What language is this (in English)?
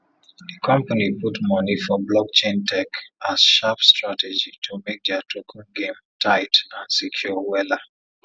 Nigerian Pidgin